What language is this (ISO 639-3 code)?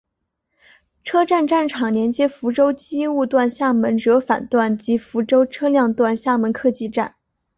zho